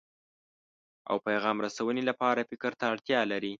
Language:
Pashto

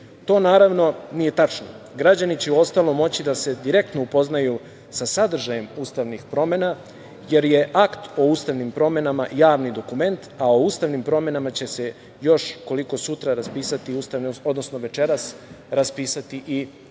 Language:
Serbian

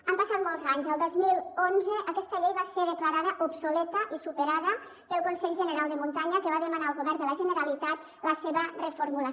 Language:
Catalan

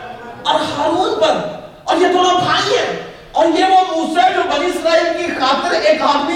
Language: Urdu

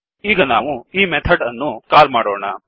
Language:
Kannada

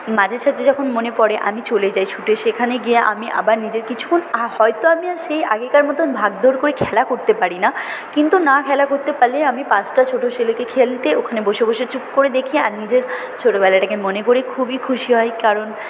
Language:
Bangla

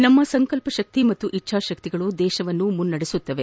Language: Kannada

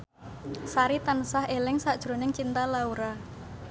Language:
Javanese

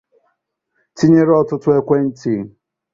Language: Igbo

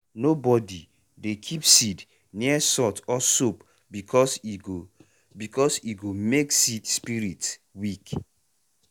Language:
Nigerian Pidgin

